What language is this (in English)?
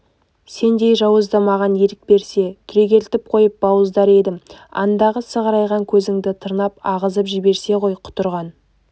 Kazakh